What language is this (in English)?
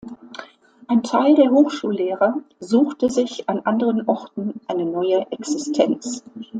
German